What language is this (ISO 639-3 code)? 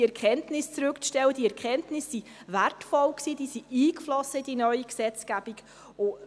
gsw